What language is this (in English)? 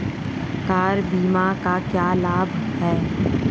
Hindi